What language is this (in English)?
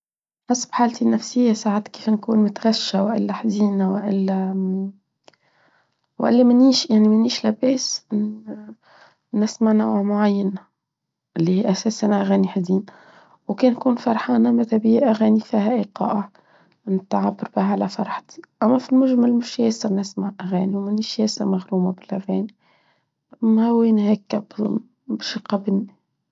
Tunisian Arabic